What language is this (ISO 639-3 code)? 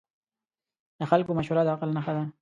pus